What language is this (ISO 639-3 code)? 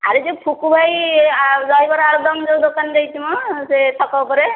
ori